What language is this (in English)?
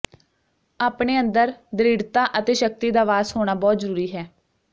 Punjabi